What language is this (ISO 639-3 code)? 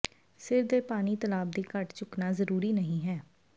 pan